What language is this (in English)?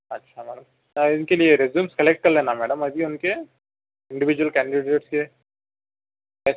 Urdu